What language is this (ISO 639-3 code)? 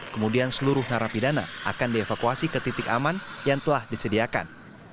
ind